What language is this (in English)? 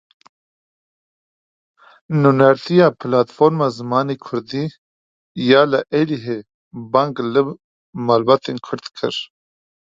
Kurdish